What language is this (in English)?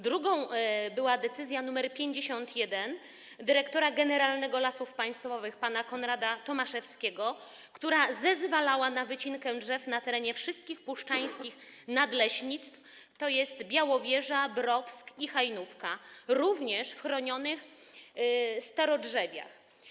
Polish